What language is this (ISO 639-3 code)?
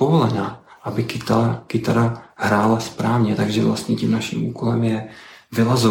ces